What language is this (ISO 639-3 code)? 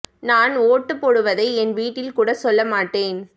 tam